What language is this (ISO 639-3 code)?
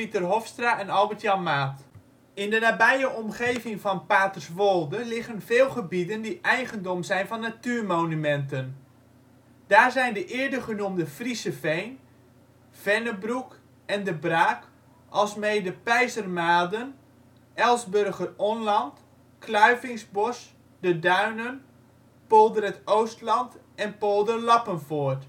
nld